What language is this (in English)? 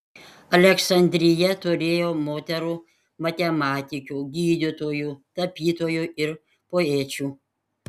Lithuanian